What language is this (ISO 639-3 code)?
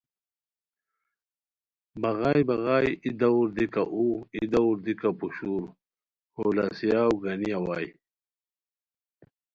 khw